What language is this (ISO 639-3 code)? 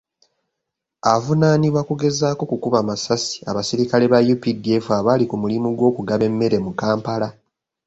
lug